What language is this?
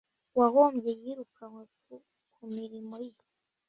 Kinyarwanda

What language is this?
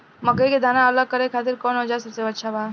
Bhojpuri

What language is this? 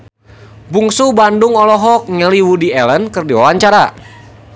Sundanese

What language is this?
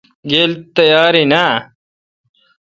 Kalkoti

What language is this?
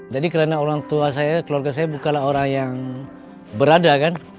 Indonesian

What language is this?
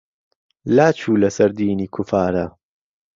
Central Kurdish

